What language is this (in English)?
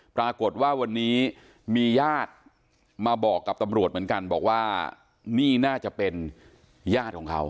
Thai